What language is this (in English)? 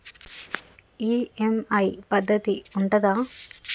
Telugu